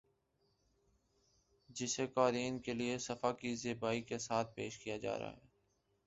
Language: Urdu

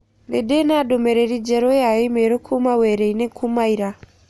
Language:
Kikuyu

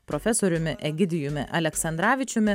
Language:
Lithuanian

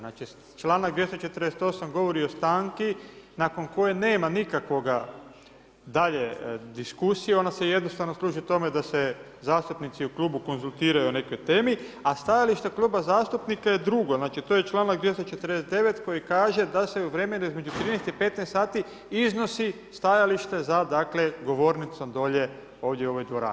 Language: Croatian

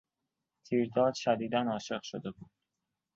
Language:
Persian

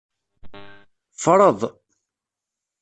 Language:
Kabyle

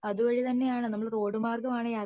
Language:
Malayalam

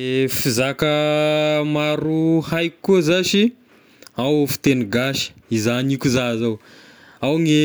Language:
Tesaka Malagasy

